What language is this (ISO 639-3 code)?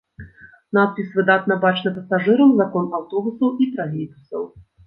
bel